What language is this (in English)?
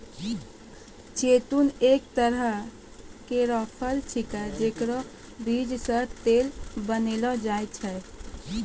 Maithili